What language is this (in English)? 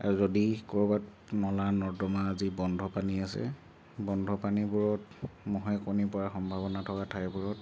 Assamese